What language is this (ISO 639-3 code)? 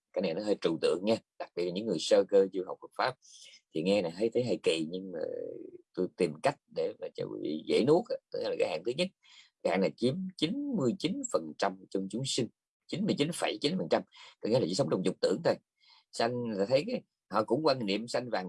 vie